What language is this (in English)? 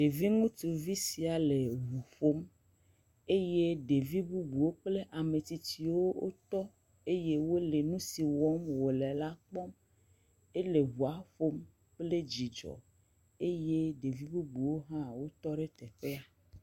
Ewe